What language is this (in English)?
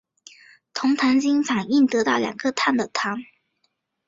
Chinese